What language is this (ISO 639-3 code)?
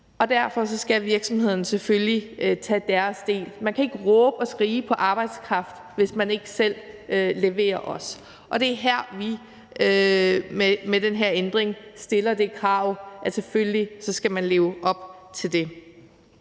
dan